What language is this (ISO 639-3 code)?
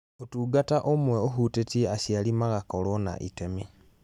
kik